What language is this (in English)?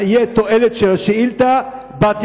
Hebrew